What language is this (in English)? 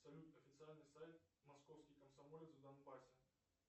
Russian